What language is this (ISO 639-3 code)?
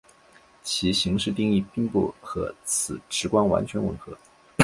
zho